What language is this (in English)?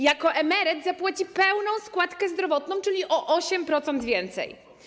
Polish